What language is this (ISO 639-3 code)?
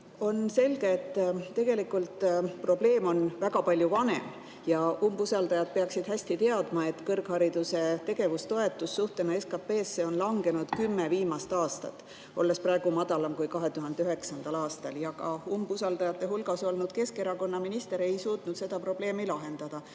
est